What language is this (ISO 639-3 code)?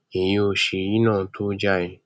yor